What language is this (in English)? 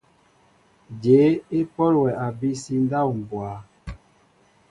Mbo (Cameroon)